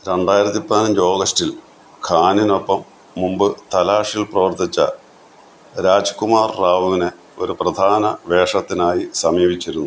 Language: Malayalam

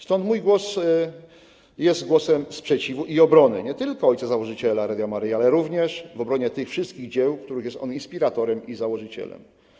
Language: Polish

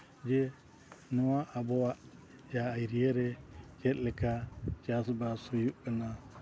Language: Santali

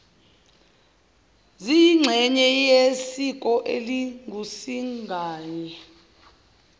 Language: Zulu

